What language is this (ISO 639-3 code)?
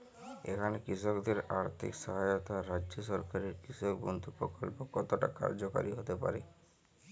ben